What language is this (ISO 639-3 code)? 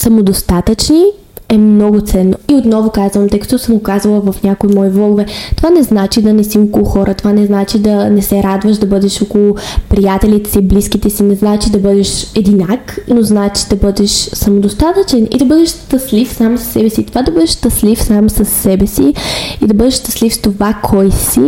bul